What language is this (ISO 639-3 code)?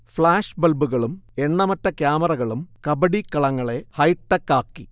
mal